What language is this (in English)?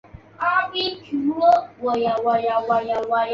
Chinese